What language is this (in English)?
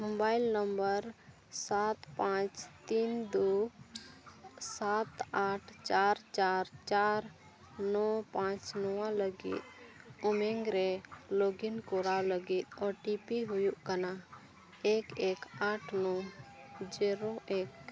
Santali